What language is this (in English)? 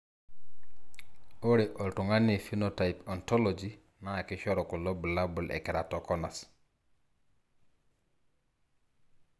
Masai